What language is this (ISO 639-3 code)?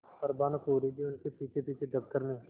hin